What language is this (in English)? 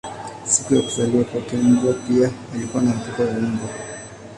Swahili